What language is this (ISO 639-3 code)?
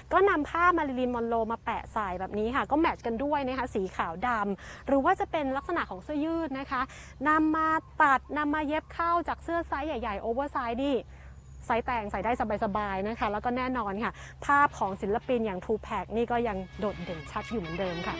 tha